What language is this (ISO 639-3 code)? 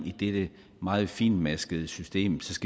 dan